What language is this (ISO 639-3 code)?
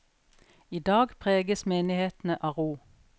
nor